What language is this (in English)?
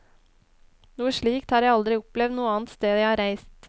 Norwegian